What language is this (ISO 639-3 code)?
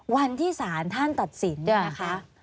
tha